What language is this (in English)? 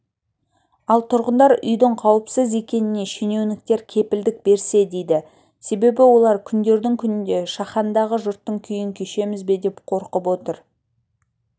Kazakh